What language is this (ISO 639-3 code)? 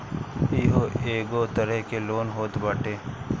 bho